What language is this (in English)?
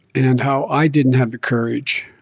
English